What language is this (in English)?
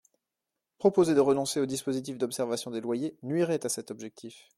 French